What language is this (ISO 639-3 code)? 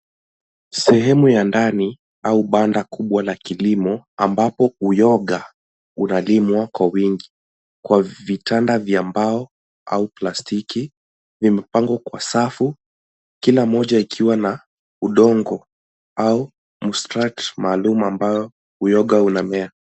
swa